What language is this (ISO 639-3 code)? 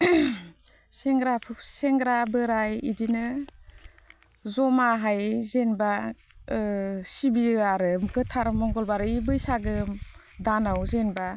brx